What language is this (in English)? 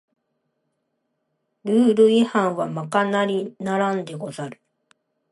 Japanese